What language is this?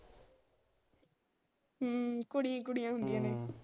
Punjabi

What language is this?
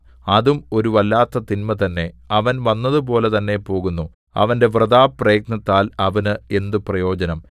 Malayalam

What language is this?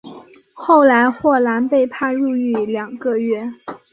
Chinese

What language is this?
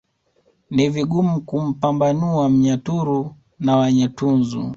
Swahili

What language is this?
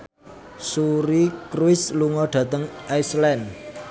Javanese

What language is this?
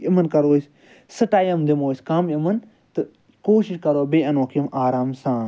Kashmiri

